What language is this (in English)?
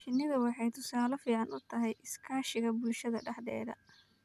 Somali